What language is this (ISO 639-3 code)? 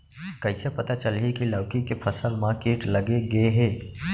hne